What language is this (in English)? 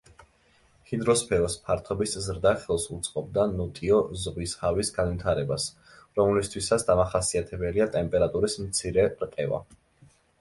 Georgian